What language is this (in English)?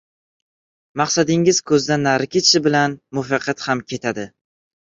Uzbek